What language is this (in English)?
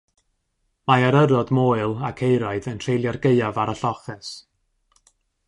Welsh